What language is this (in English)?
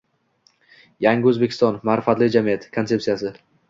Uzbek